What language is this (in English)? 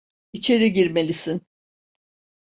Turkish